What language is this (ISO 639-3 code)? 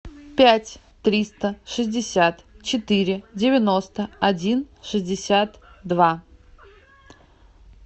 rus